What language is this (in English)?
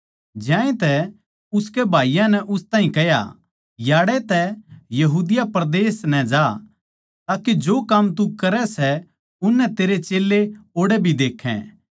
Haryanvi